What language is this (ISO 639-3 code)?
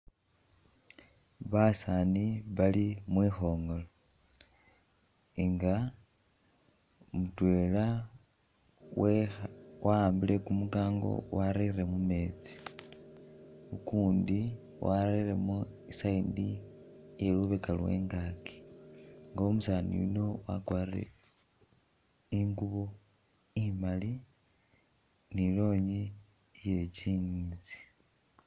myx